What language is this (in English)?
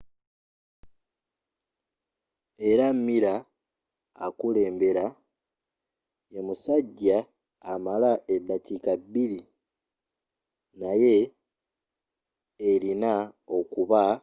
Ganda